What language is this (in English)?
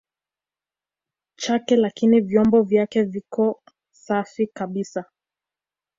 Swahili